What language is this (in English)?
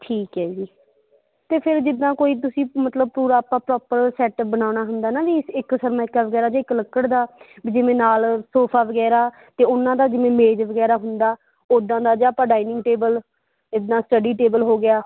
Punjabi